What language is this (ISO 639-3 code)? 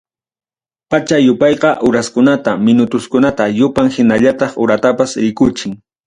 quy